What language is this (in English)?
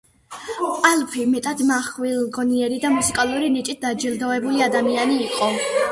Georgian